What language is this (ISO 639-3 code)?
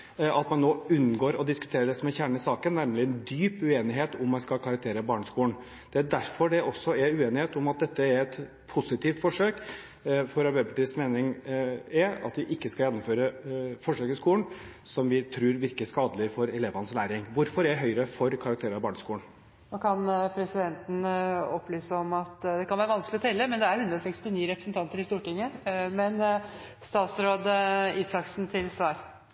nob